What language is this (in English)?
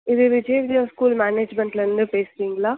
Tamil